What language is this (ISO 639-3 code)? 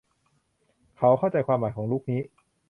tha